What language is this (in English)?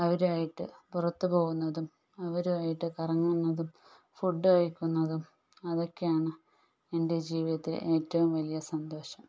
Malayalam